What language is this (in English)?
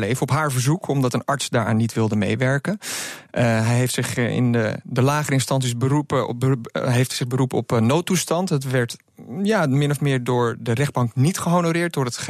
Dutch